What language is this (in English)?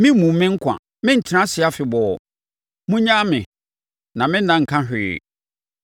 Akan